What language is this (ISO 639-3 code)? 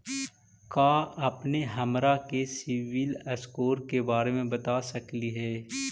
mag